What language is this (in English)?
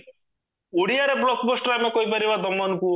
Odia